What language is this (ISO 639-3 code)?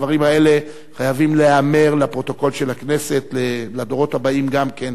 heb